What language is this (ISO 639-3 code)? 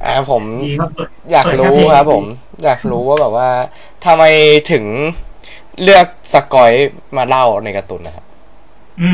tha